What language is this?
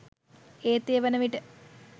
Sinhala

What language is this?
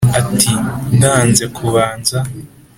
Kinyarwanda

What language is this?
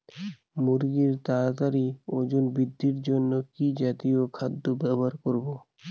Bangla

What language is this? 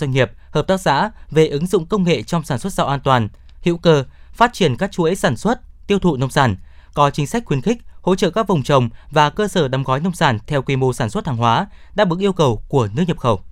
Vietnamese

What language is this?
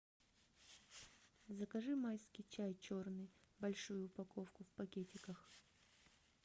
Russian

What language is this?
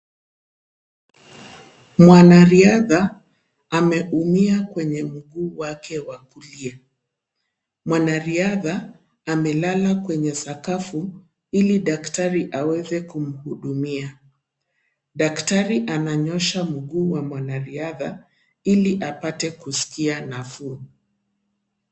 Swahili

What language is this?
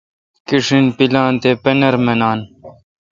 Kalkoti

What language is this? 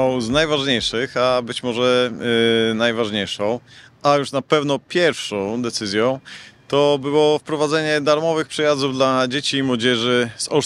Polish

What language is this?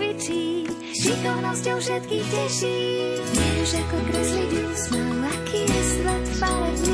Slovak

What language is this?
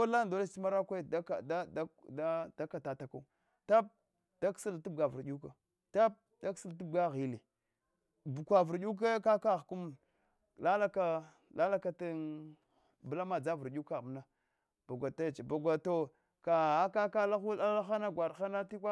Hwana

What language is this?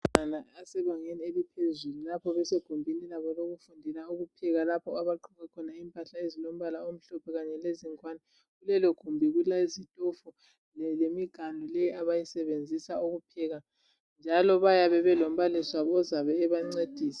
North Ndebele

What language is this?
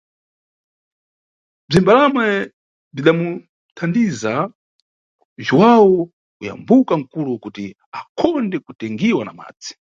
Nyungwe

